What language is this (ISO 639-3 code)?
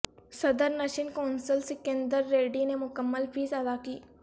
urd